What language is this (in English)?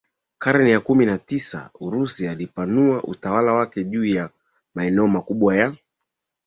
Swahili